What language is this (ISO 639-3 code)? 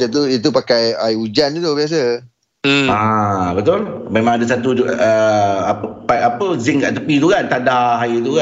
msa